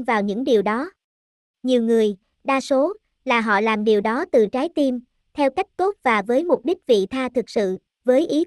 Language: Vietnamese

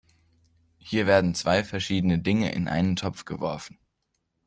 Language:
German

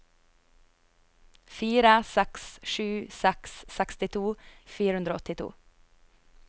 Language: Norwegian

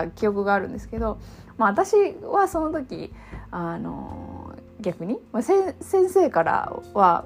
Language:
Japanese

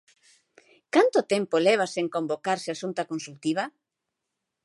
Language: Galician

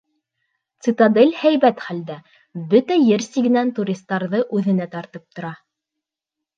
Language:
Bashkir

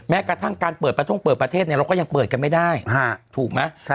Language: Thai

